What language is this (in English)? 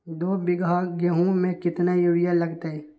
Magahi